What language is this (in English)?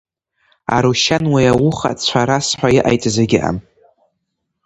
Abkhazian